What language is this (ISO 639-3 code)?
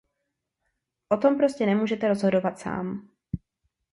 ces